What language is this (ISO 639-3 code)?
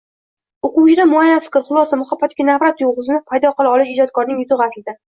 uzb